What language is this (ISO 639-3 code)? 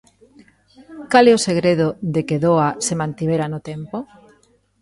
glg